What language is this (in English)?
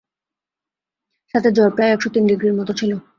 Bangla